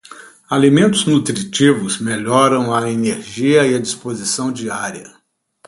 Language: Portuguese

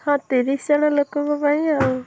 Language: Odia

